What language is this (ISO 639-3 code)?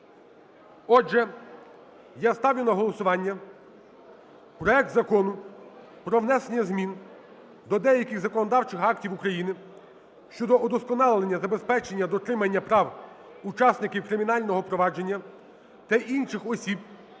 ukr